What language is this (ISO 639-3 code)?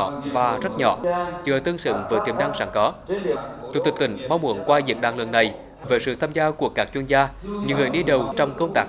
vie